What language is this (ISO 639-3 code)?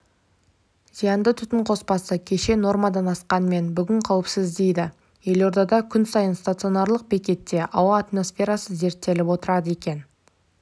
kaz